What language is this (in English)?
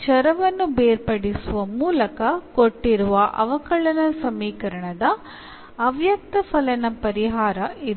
Kannada